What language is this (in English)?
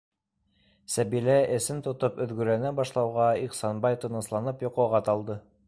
Bashkir